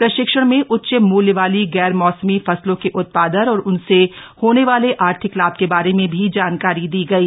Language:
Hindi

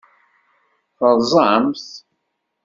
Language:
Kabyle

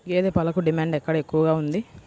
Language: Telugu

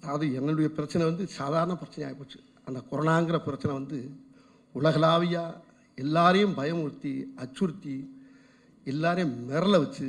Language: Tamil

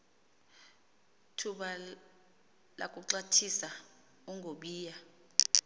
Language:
Xhosa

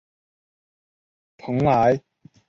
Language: Chinese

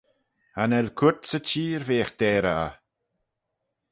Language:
Manx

